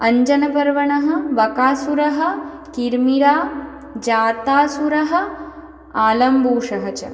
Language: Sanskrit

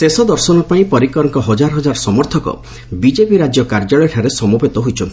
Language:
Odia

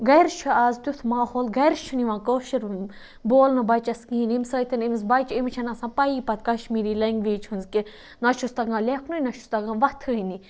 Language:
Kashmiri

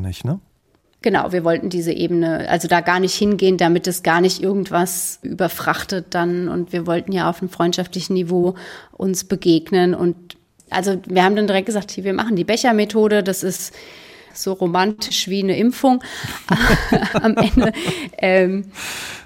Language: German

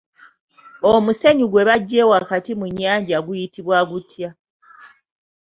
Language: Ganda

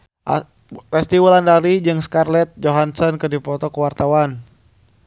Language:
Sundanese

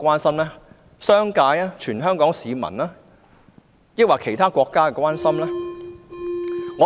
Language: Cantonese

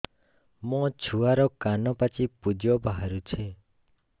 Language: Odia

